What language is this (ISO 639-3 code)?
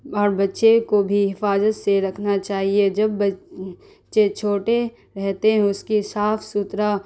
urd